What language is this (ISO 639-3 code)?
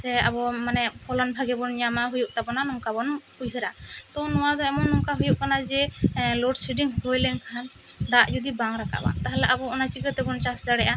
sat